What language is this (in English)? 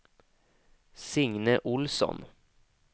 Swedish